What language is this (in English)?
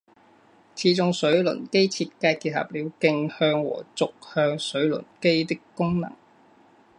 Chinese